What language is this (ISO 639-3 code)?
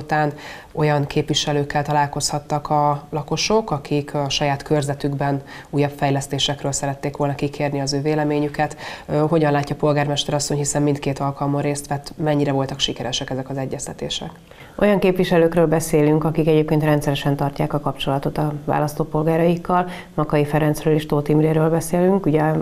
hun